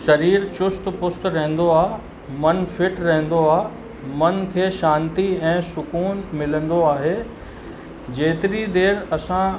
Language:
Sindhi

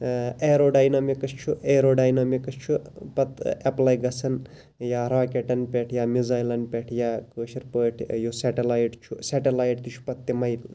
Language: Kashmiri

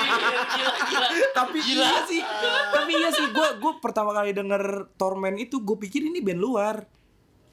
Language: Indonesian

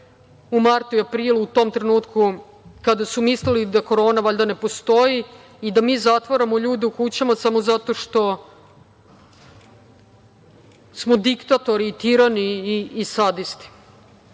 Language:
Serbian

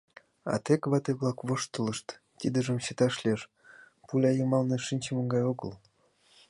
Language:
Mari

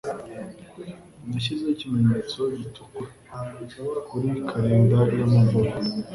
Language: Kinyarwanda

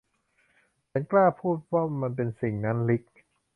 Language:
Thai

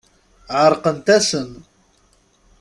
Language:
Kabyle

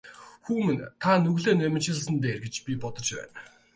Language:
Mongolian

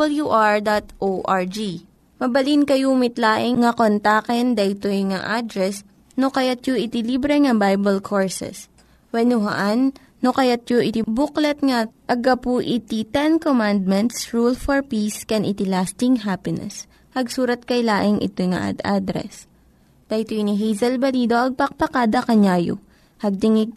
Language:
Filipino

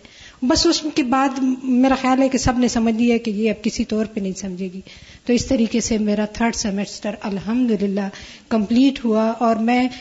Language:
Urdu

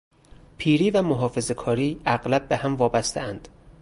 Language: Persian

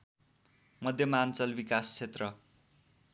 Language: Nepali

